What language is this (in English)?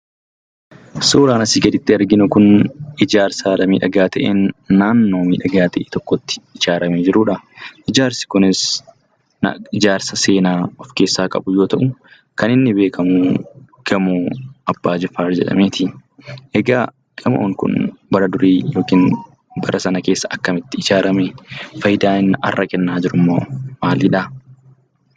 Oromo